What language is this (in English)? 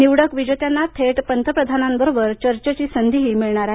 Marathi